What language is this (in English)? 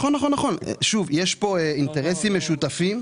Hebrew